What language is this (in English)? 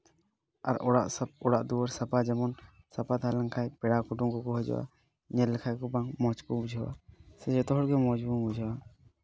Santali